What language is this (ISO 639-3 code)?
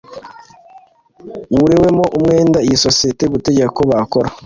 kin